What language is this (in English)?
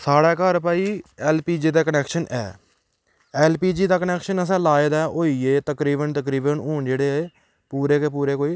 Dogri